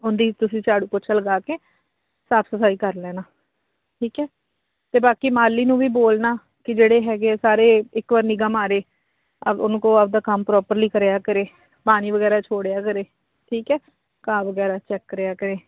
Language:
Punjabi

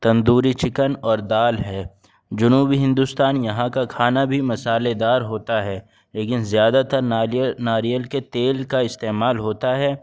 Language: Urdu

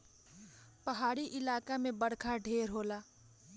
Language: Bhojpuri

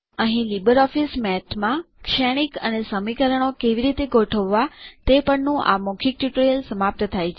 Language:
Gujarati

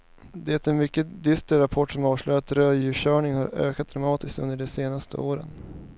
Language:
Swedish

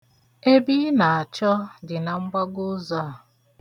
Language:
Igbo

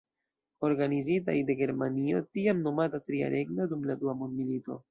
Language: Esperanto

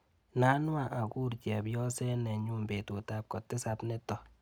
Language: Kalenjin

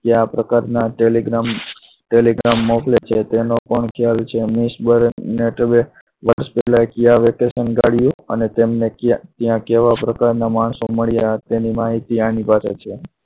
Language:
Gujarati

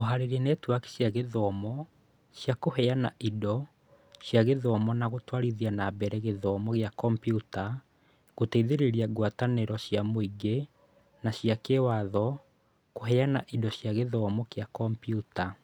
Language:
Kikuyu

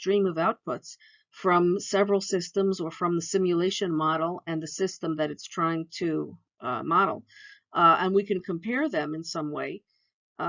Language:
English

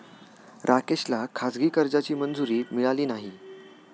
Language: Marathi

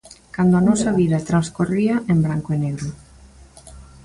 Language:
Galician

